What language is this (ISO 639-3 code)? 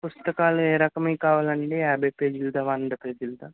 tel